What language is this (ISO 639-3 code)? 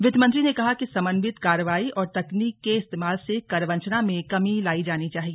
hin